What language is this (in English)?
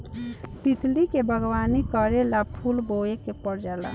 Bhojpuri